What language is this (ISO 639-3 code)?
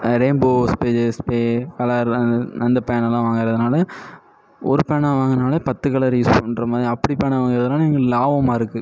tam